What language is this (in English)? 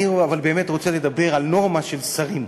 Hebrew